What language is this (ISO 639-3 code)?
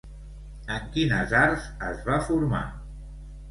cat